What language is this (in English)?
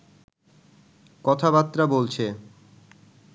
Bangla